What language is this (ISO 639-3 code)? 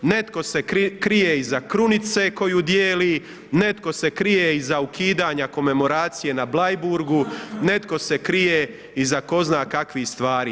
hrv